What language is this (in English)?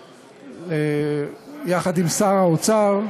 Hebrew